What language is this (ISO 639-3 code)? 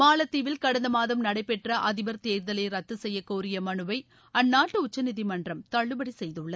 tam